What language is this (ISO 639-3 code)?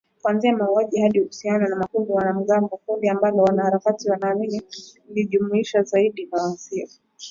swa